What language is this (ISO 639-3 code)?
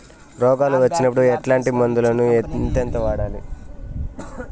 tel